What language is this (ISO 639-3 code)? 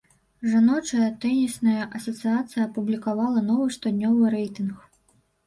bel